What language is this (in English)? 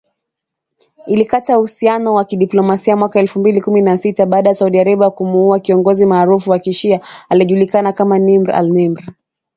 Swahili